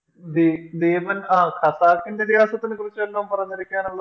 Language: Malayalam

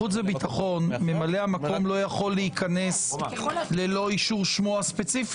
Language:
Hebrew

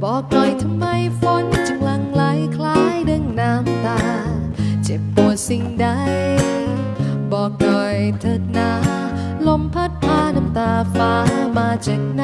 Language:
Thai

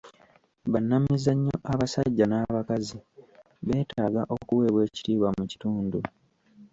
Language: Ganda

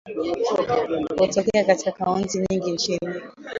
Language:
Swahili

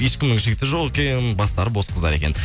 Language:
Kazakh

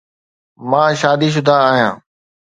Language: Sindhi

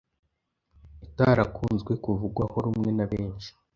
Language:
Kinyarwanda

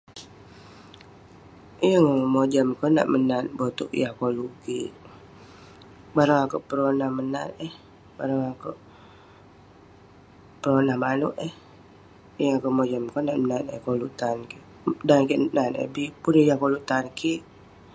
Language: Western Penan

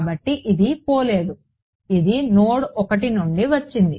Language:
Telugu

